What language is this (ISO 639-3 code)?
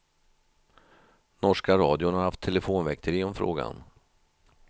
swe